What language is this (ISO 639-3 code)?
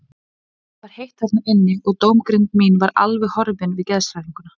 isl